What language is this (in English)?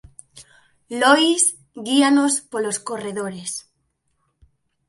Galician